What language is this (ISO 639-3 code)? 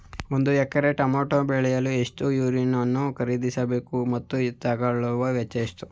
kan